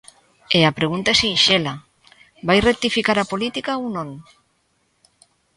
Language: Galician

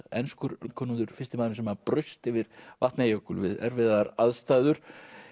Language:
Icelandic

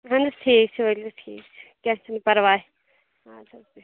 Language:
Kashmiri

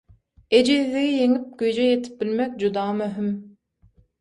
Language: Turkmen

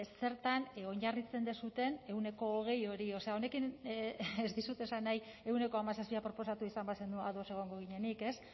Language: Basque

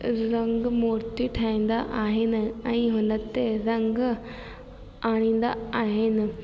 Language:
Sindhi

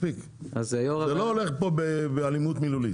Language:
Hebrew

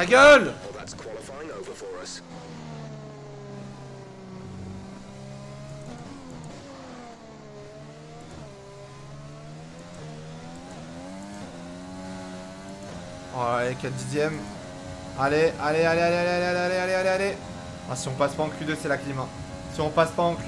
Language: French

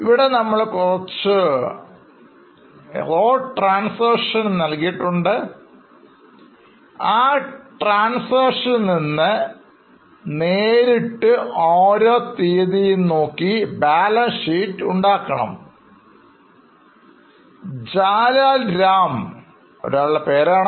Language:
Malayalam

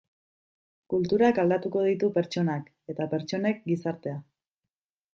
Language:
Basque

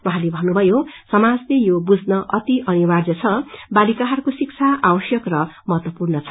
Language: Nepali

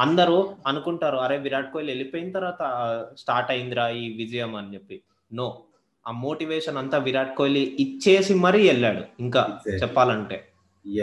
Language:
Telugu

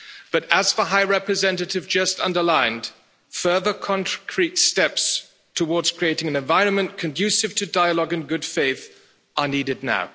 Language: English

